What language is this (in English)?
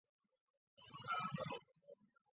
Chinese